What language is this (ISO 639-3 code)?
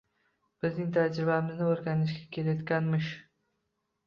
uzb